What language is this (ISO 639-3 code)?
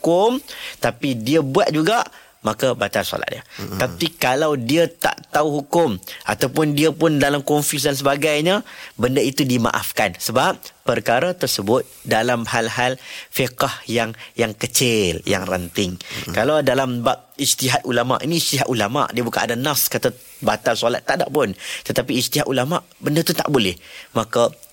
msa